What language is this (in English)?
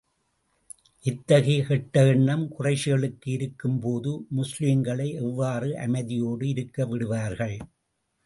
Tamil